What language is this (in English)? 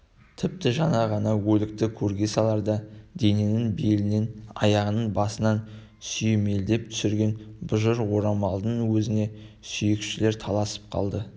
Kazakh